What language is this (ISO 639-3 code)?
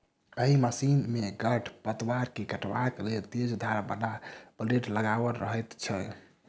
mai